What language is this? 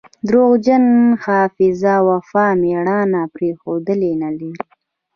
Pashto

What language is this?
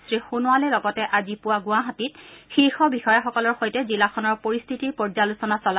Assamese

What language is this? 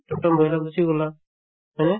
Assamese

